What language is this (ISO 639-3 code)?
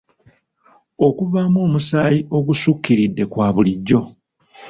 lug